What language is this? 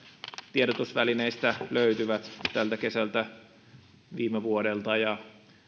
Finnish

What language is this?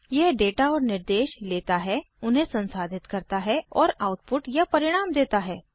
Hindi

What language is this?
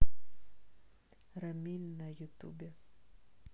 Russian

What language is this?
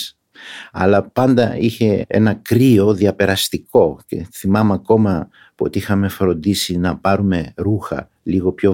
Greek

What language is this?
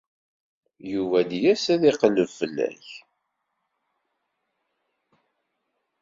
Kabyle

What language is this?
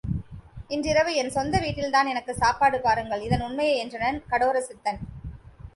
Tamil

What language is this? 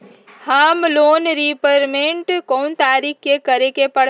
Magahi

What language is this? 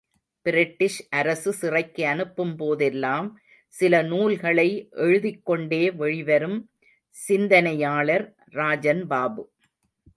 Tamil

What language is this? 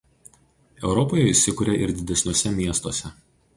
Lithuanian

